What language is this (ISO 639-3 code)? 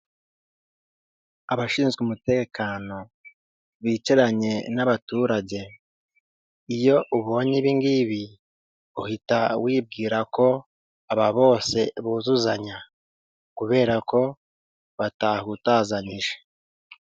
kin